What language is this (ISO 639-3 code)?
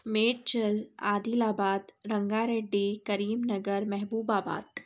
urd